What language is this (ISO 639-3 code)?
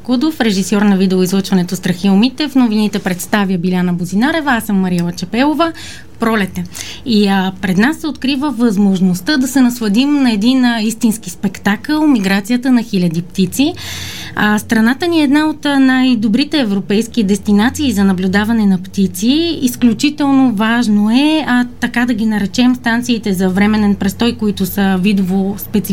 bul